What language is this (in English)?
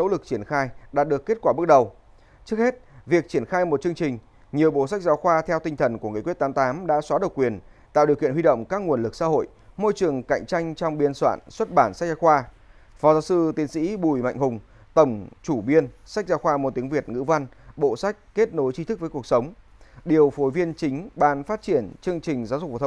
Vietnamese